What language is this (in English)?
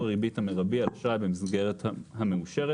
Hebrew